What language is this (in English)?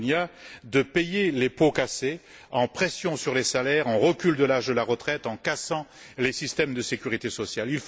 French